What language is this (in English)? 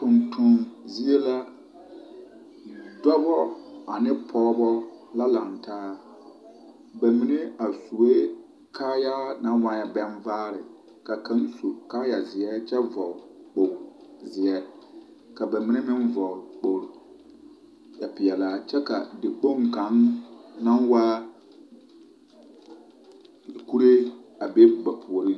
Southern Dagaare